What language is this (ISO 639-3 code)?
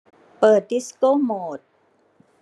tha